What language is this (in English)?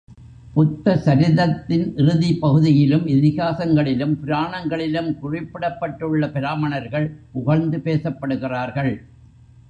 Tamil